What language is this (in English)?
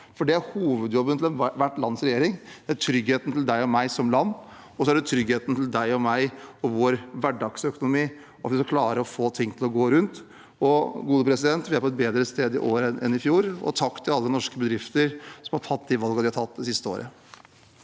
Norwegian